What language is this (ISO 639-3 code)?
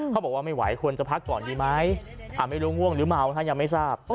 tha